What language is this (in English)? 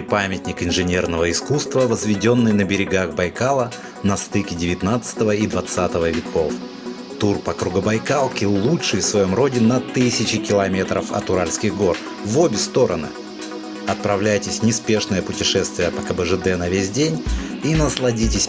Russian